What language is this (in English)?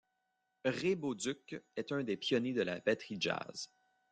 French